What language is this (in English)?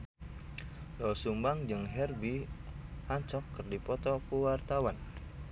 Sundanese